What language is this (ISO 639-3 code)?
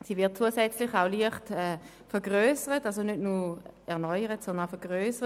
gsw